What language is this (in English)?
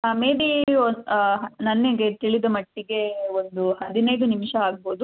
Kannada